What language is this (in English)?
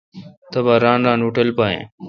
Kalkoti